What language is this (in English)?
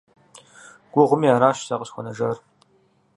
Kabardian